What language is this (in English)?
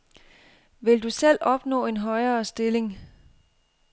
Danish